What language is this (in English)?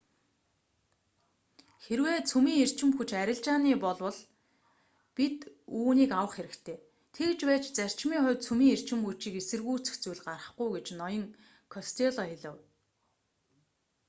Mongolian